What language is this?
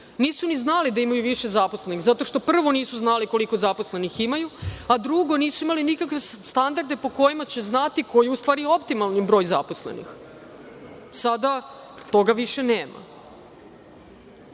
Serbian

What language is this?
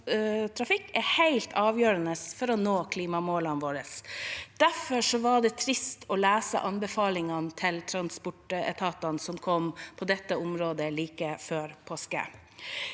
Norwegian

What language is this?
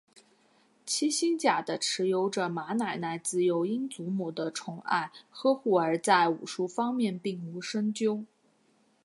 Chinese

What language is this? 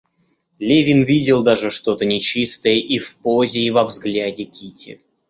Russian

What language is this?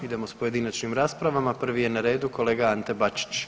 Croatian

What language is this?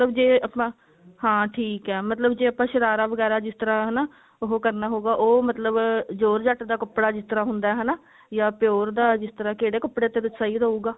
Punjabi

